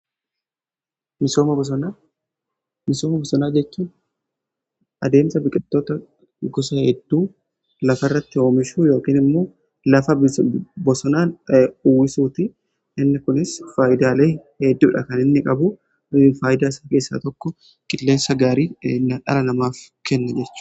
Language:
Oromo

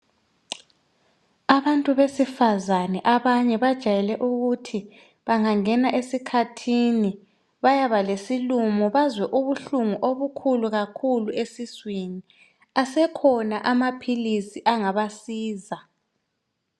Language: North Ndebele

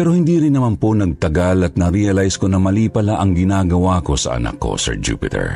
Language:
Filipino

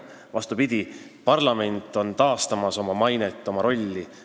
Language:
Estonian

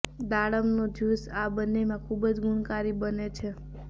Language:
Gujarati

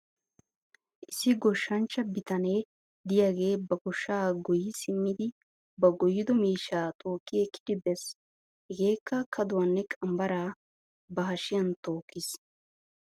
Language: Wolaytta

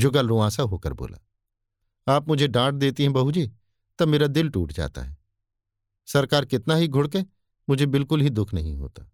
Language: Hindi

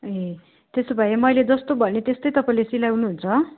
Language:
Nepali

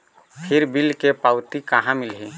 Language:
Chhattisgarhi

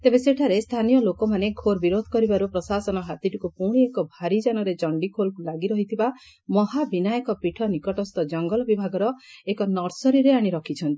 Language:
Odia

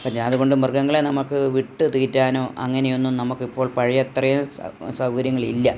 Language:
Malayalam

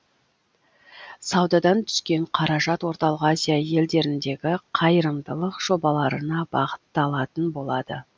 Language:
Kazakh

